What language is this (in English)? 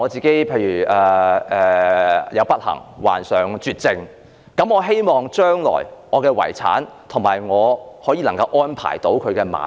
Cantonese